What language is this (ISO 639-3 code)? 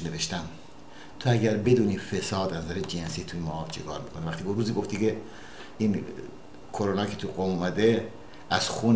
fas